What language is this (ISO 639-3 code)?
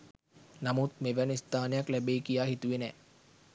sin